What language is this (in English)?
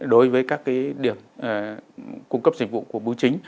Vietnamese